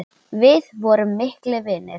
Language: Icelandic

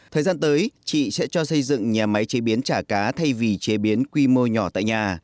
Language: Vietnamese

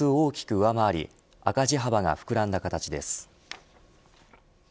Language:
Japanese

